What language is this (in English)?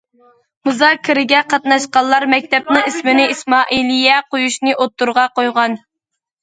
Uyghur